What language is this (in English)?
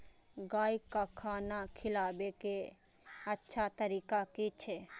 Maithili